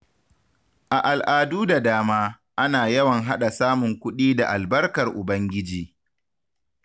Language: Hausa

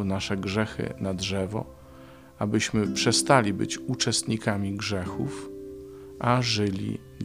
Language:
Polish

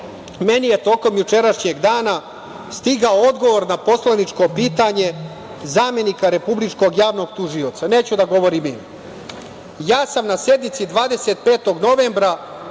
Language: Serbian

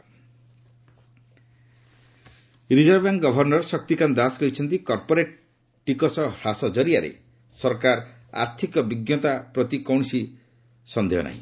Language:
Odia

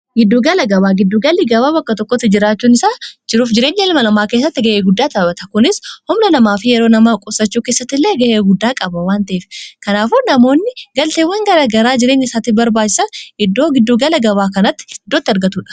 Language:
Oromo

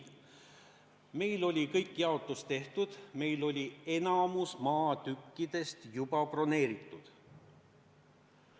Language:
Estonian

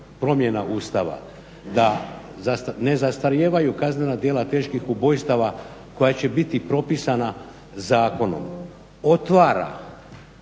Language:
Croatian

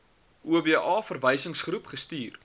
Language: Afrikaans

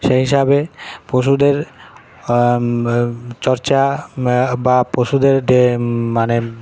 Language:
Bangla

